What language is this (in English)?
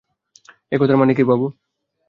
Bangla